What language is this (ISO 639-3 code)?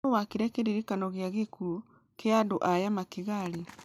kik